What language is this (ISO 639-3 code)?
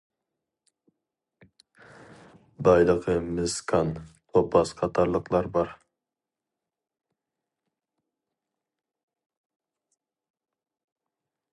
uig